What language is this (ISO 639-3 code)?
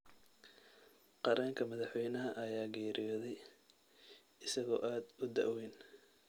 som